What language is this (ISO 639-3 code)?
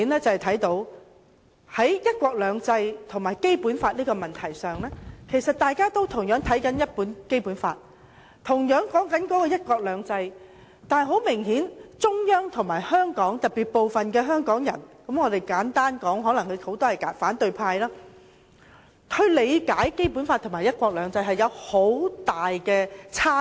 yue